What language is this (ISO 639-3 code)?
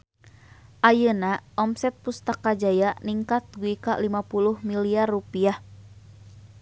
sun